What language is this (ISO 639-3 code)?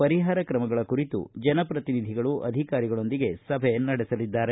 kan